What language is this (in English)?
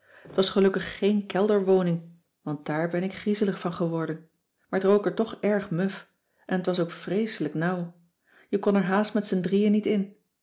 Dutch